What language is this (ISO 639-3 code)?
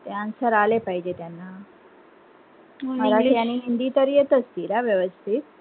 mar